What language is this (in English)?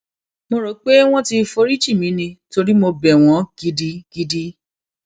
Yoruba